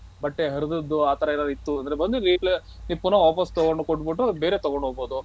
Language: Kannada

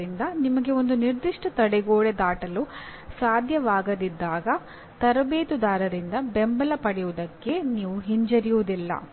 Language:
Kannada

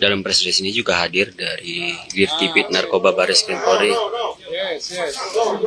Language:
Indonesian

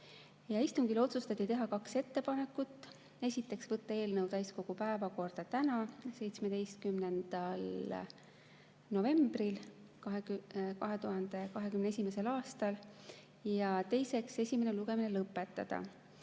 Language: Estonian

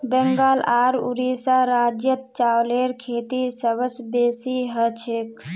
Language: Magahi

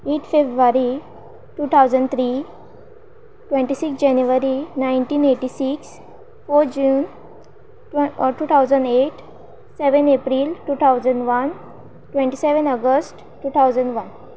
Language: Konkani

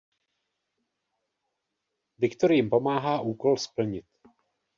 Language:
Czech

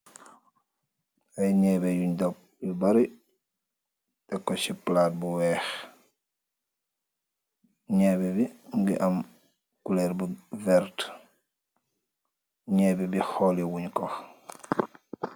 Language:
Wolof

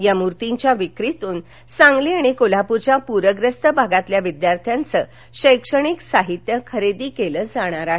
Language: Marathi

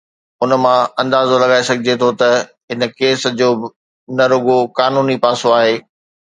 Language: Sindhi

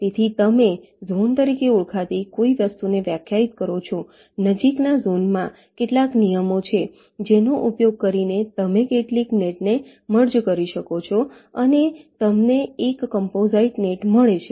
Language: Gujarati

